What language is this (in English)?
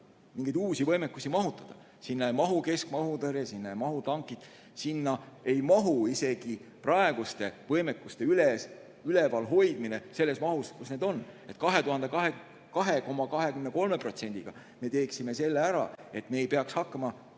Estonian